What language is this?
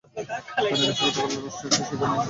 Bangla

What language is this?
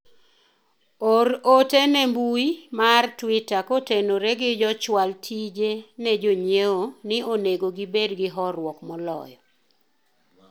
Luo (Kenya and Tanzania)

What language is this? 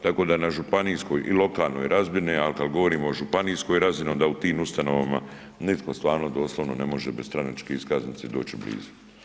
Croatian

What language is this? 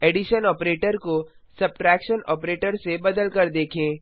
Hindi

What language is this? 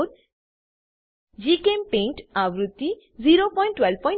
Gujarati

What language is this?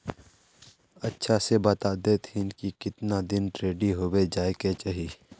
Magahi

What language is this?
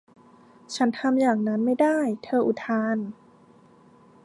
Thai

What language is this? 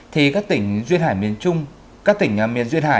Vietnamese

